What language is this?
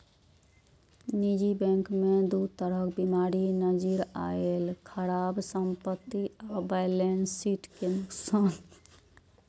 Maithili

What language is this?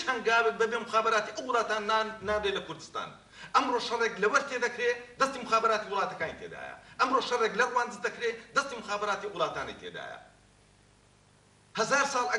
Arabic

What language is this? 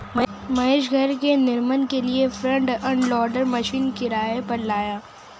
Hindi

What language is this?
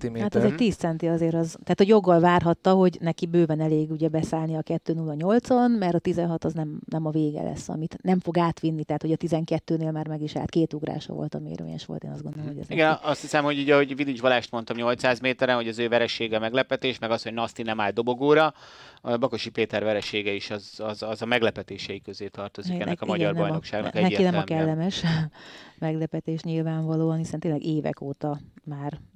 Hungarian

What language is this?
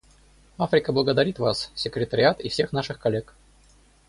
Russian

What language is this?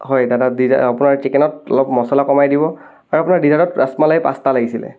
Assamese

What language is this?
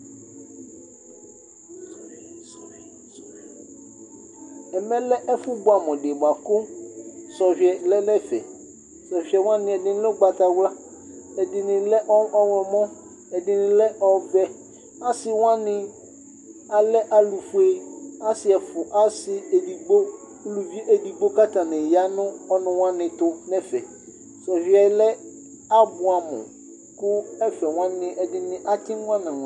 Ikposo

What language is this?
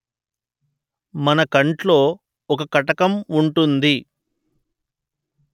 Telugu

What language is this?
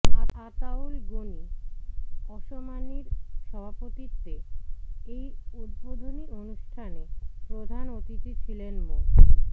Bangla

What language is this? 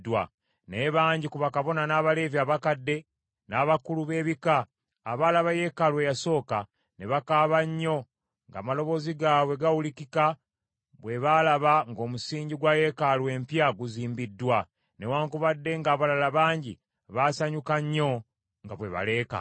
Ganda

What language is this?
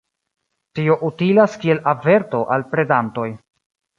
Esperanto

